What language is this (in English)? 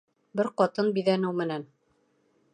Bashkir